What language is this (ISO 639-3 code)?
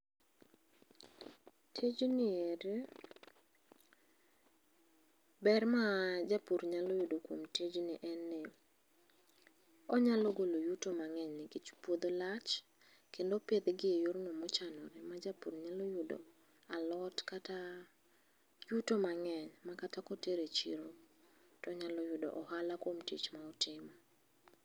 luo